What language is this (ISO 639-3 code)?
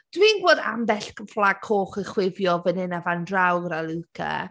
cym